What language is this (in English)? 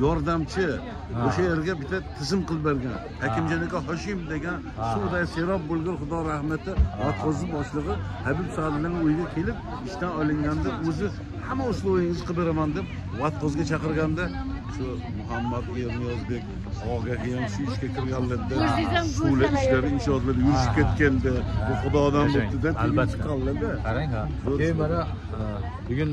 Turkish